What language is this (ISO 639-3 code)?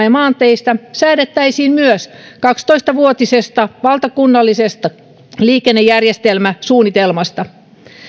fin